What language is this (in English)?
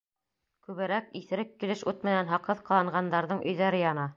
Bashkir